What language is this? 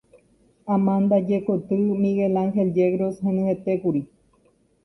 Guarani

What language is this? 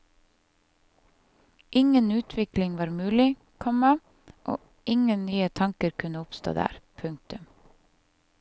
Norwegian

